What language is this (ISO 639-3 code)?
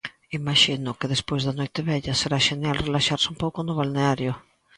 glg